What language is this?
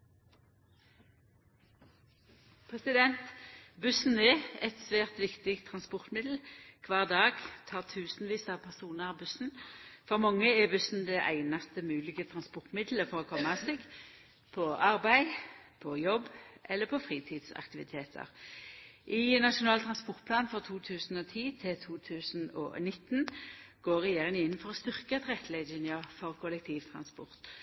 Norwegian Nynorsk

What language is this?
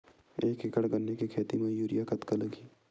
Chhattisgarhi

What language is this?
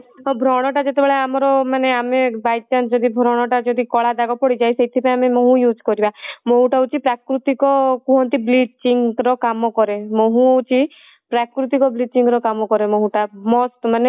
Odia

